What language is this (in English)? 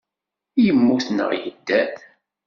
Kabyle